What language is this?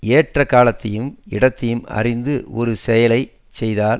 Tamil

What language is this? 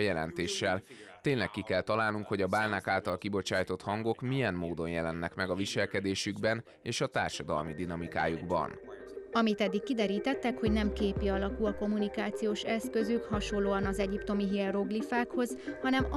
Hungarian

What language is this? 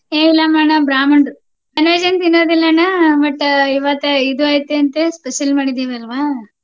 Kannada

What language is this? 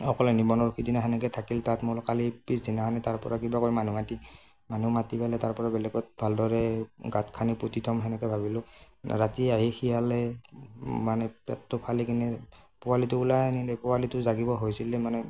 Assamese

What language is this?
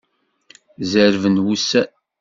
Kabyle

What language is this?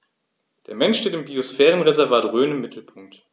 German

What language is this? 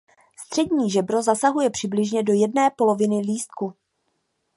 Czech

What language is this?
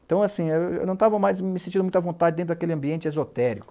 Portuguese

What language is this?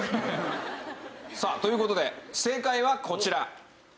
Japanese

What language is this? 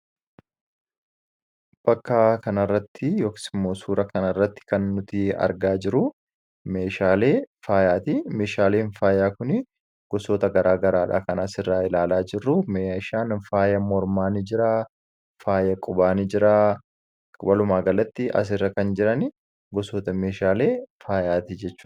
Oromo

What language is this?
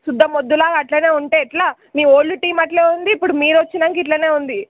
Telugu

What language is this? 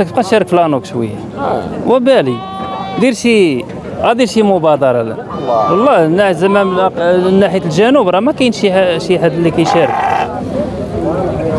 Arabic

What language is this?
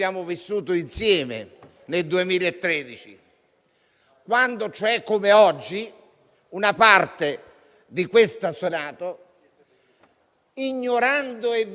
Italian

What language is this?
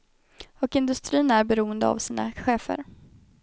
Swedish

